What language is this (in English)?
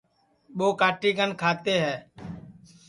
Sansi